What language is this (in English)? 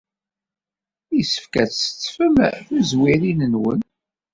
Kabyle